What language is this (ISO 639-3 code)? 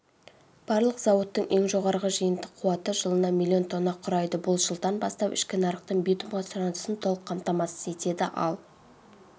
kaz